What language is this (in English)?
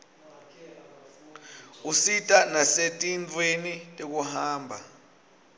Swati